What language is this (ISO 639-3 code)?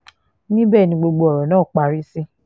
yor